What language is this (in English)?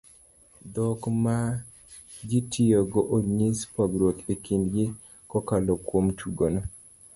Luo (Kenya and Tanzania)